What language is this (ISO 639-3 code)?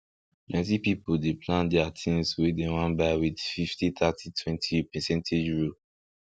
pcm